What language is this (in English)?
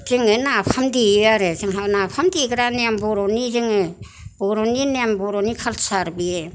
Bodo